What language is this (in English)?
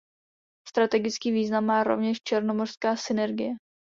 Czech